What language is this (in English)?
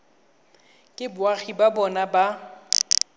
Tswana